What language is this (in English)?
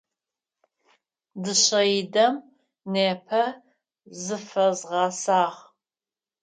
Adyghe